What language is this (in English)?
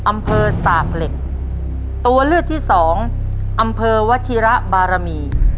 Thai